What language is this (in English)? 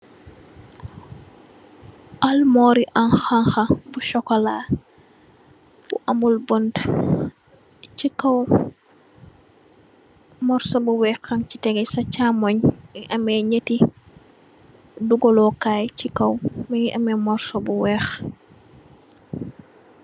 Wolof